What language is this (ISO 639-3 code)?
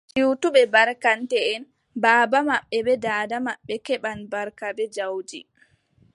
fub